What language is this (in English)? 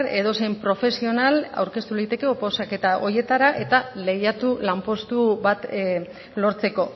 Basque